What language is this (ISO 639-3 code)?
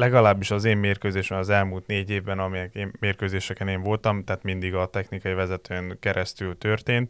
hun